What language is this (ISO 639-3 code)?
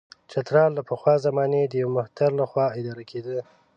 pus